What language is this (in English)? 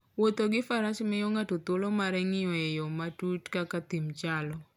Luo (Kenya and Tanzania)